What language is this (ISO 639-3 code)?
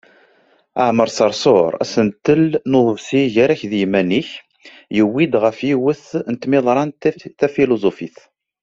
kab